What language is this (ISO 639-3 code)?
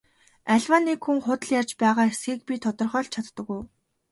mon